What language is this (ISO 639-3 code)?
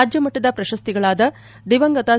kan